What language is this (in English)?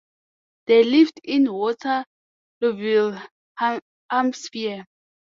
English